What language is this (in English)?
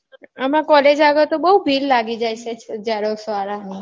Gujarati